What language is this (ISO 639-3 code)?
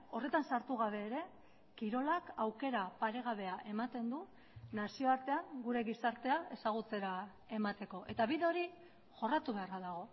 eus